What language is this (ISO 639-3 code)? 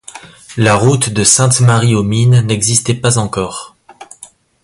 fra